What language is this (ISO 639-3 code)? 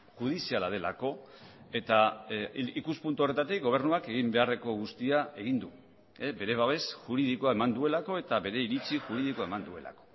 eus